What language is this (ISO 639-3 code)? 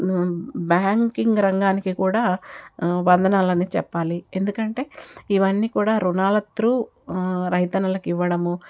tel